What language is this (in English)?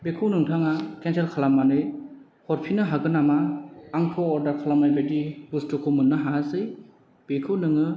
Bodo